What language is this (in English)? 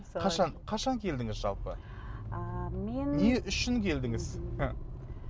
Kazakh